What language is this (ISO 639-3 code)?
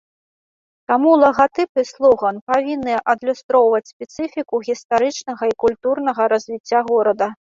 bel